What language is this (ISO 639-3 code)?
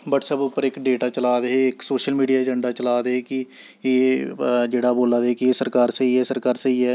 doi